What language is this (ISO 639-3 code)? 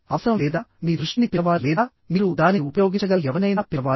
tel